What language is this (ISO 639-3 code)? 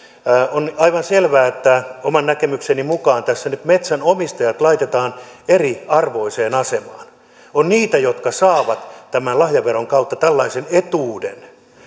fin